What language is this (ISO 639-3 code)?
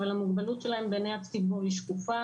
heb